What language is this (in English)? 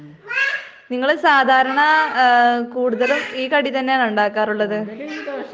Malayalam